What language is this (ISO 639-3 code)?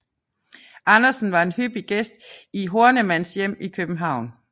dan